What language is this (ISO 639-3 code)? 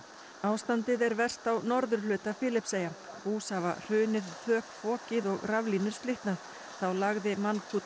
isl